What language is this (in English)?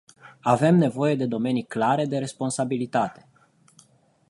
Romanian